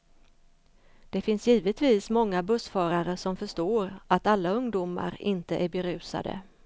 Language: Swedish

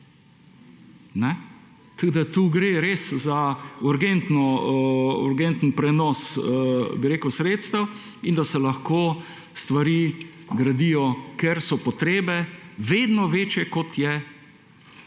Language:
Slovenian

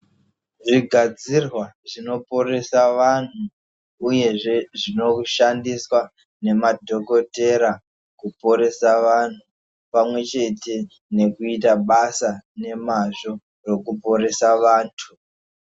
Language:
Ndau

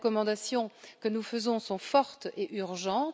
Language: French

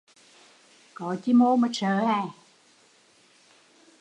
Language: Vietnamese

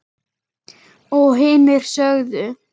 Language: Icelandic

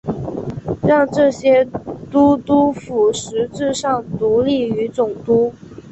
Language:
Chinese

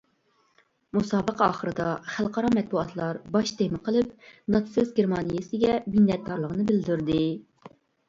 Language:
Uyghur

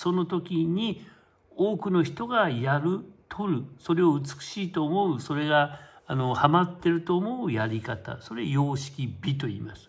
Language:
Japanese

